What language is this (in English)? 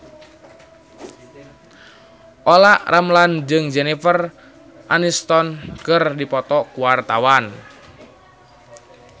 Sundanese